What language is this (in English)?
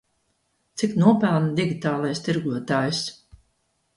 Latvian